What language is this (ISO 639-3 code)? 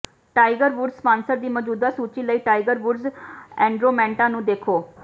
pan